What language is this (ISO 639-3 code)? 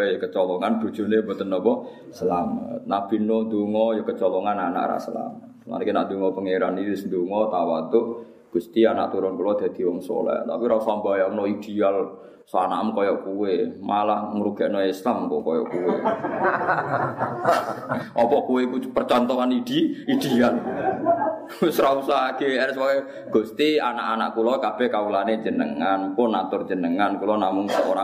ind